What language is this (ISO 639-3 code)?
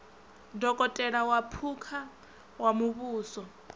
ven